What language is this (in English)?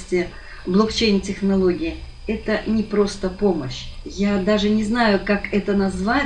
Russian